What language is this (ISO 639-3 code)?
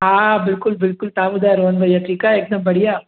snd